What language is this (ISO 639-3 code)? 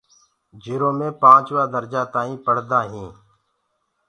ggg